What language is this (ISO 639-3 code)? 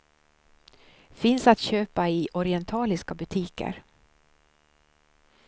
swe